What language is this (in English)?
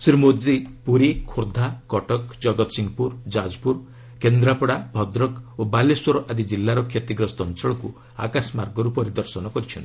Odia